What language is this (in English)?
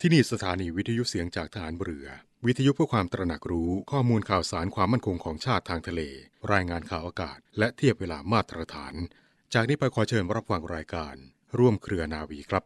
Thai